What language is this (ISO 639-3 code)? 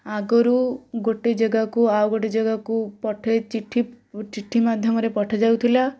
ori